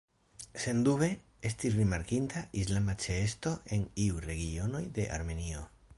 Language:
Esperanto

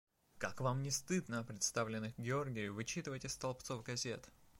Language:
Russian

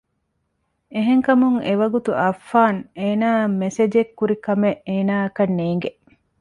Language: Divehi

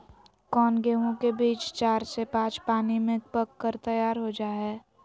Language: Magahi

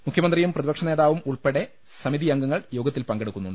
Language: Malayalam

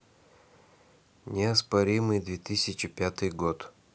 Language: Russian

